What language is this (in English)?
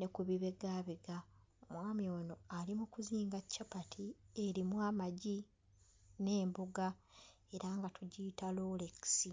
Ganda